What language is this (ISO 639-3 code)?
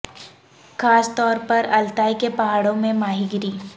urd